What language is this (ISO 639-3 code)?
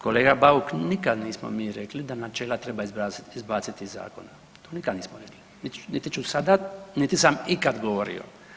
hrv